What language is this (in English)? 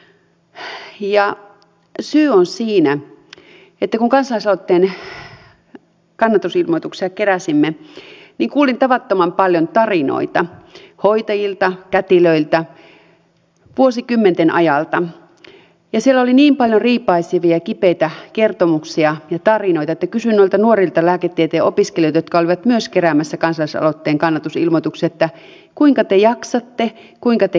Finnish